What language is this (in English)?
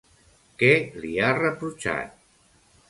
Catalan